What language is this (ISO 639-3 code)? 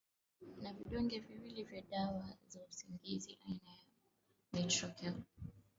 swa